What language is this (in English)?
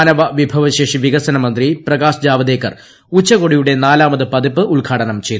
Malayalam